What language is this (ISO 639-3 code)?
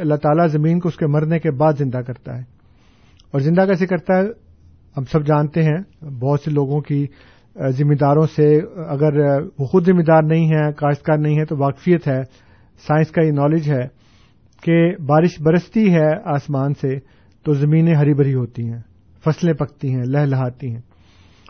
urd